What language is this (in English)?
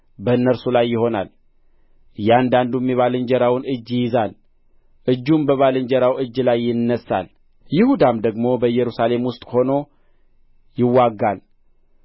Amharic